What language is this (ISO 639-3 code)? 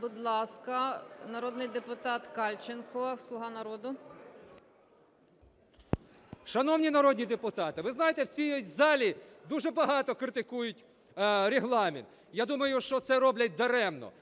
ukr